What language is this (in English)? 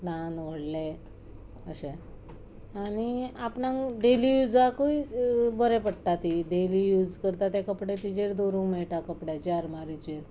Konkani